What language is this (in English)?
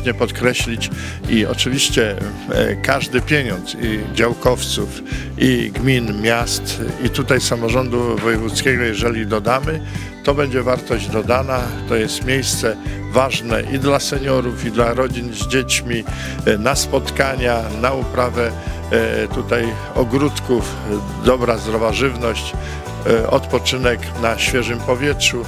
Polish